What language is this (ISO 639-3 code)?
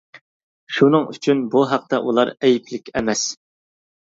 uig